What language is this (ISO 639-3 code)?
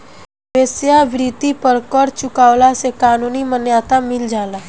bho